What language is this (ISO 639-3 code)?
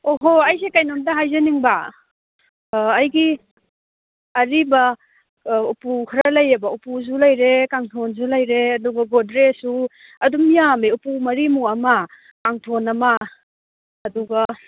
mni